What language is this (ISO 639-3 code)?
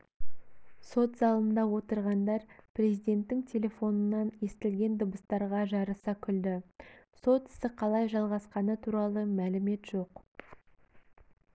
kaz